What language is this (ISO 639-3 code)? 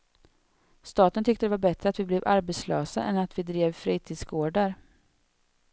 swe